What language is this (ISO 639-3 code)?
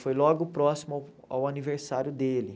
por